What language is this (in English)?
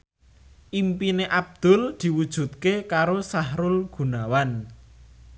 Javanese